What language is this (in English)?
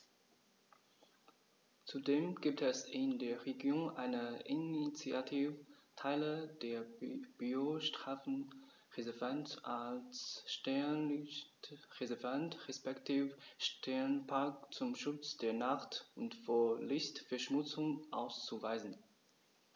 German